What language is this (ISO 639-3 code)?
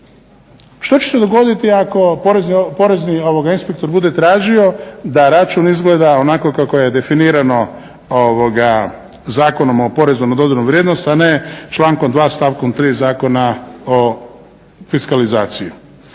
hrv